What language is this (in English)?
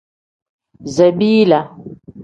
Tem